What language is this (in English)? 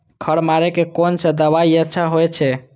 Maithili